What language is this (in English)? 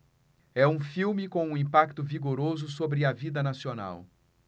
Portuguese